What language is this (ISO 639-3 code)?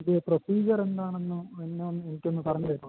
mal